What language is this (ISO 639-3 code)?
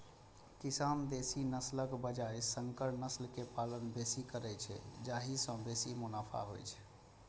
mai